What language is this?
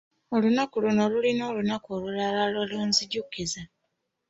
Ganda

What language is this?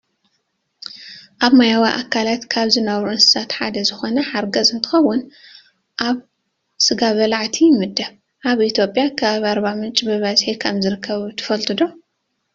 Tigrinya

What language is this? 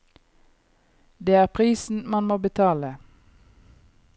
Norwegian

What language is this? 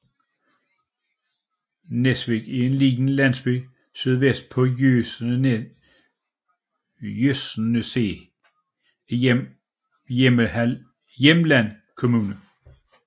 Danish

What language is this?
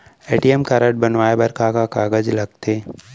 Chhattisgarhi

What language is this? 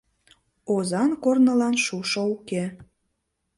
Mari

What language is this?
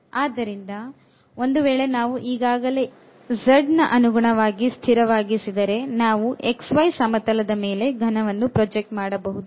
Kannada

